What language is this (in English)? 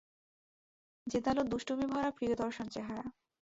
Bangla